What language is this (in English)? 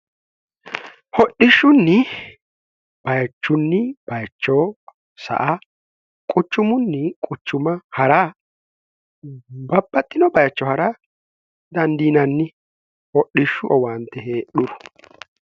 Sidamo